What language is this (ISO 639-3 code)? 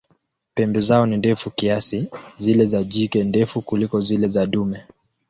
swa